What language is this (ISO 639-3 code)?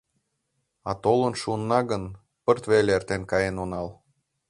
chm